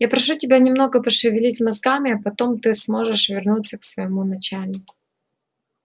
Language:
Russian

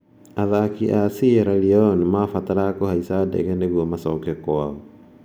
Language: Kikuyu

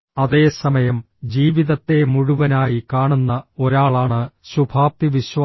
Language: Malayalam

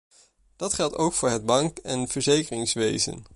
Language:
Dutch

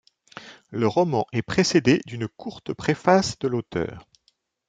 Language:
French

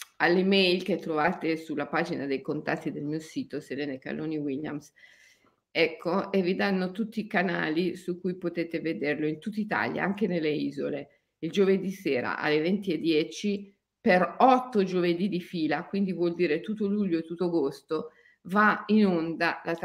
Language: Italian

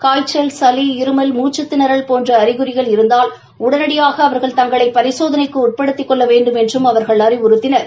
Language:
Tamil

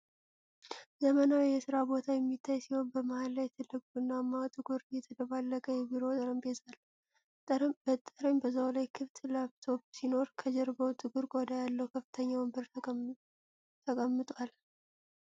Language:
Amharic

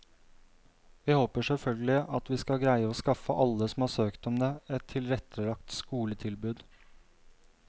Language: Norwegian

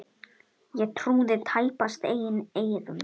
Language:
Icelandic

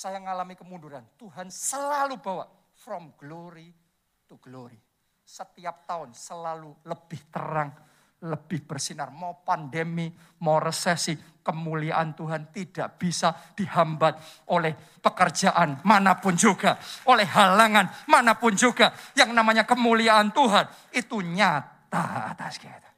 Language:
Indonesian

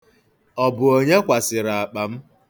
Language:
Igbo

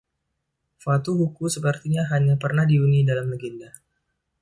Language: Indonesian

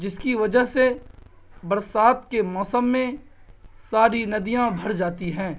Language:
Urdu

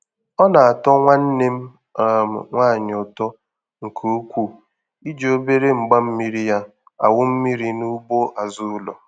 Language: Igbo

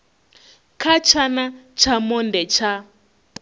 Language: Venda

